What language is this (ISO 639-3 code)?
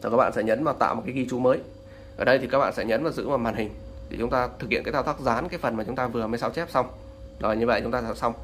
vie